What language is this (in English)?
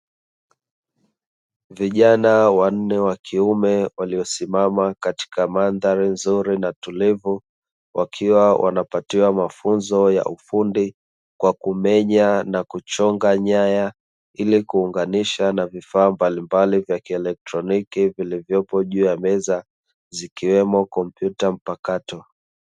Swahili